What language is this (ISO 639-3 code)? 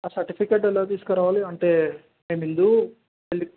tel